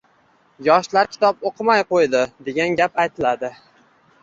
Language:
Uzbek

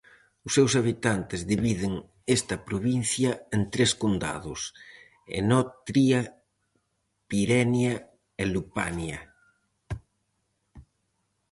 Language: Galician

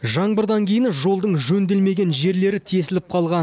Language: Kazakh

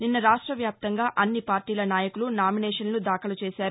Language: Telugu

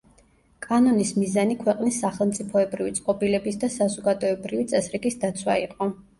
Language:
Georgian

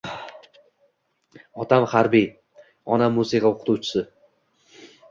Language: Uzbek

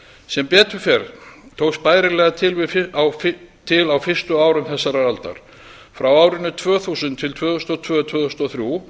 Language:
Icelandic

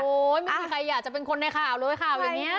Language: Thai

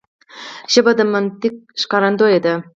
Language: Pashto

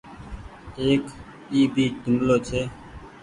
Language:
Goaria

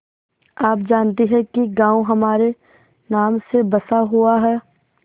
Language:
Hindi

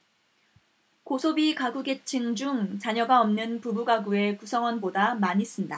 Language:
Korean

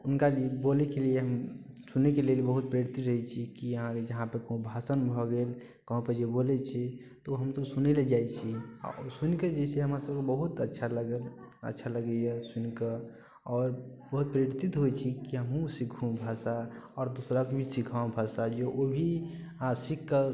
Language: Maithili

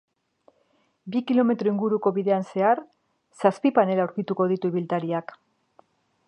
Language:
Basque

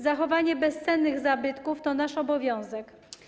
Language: Polish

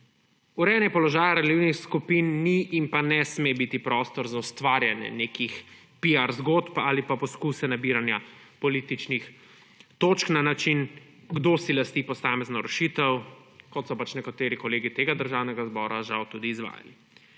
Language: Slovenian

